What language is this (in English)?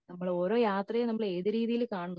Malayalam